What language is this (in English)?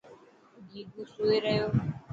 Dhatki